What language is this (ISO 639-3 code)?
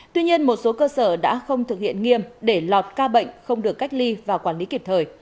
vie